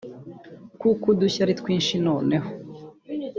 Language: Kinyarwanda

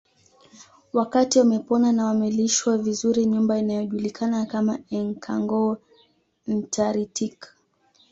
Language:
Swahili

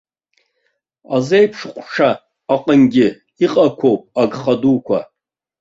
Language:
Abkhazian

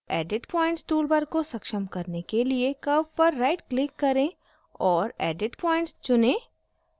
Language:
Hindi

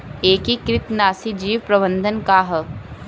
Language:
Bhojpuri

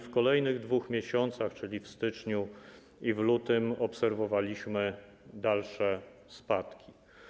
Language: Polish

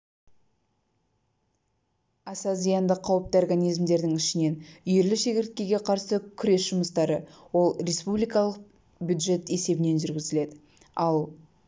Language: Kazakh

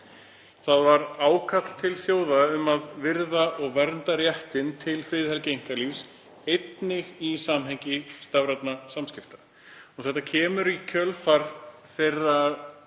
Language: Icelandic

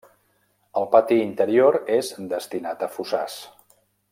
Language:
Catalan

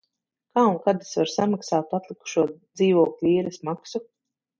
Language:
Latvian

